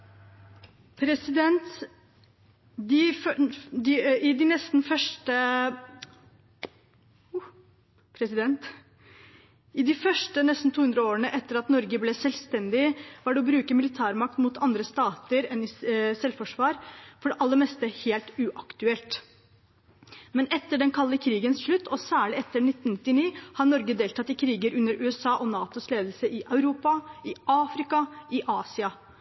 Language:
Norwegian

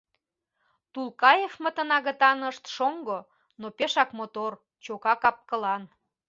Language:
Mari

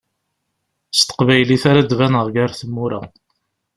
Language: Kabyle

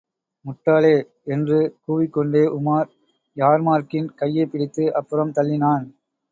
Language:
Tamil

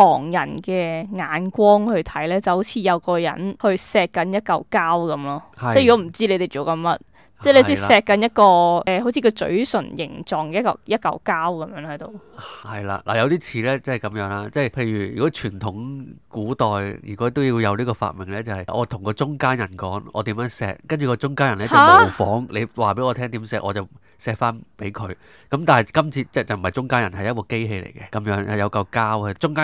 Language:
Chinese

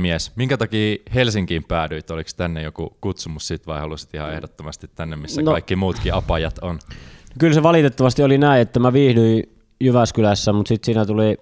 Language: Finnish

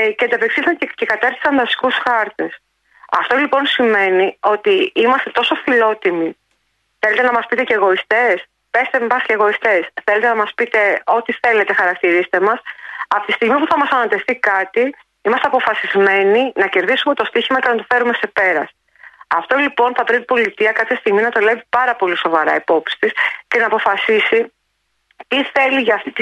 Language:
Greek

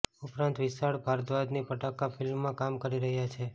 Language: Gujarati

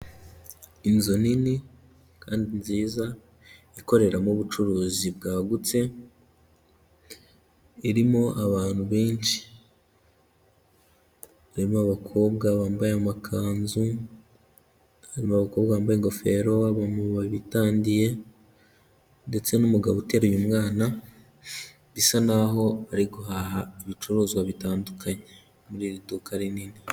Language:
Kinyarwanda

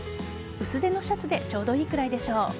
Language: Japanese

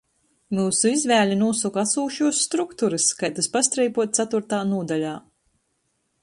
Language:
Latgalian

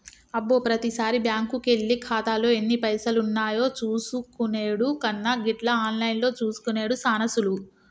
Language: Telugu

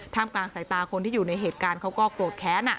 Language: Thai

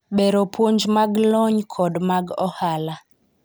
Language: Luo (Kenya and Tanzania)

